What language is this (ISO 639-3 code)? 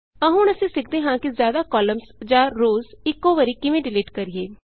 pan